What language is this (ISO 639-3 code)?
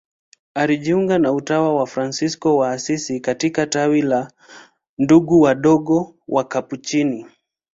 swa